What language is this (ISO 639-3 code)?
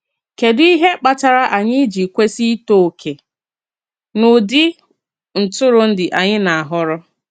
ibo